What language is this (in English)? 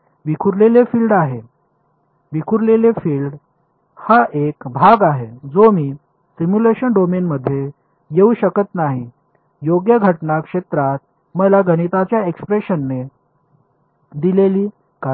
Marathi